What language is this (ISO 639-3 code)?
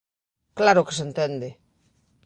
glg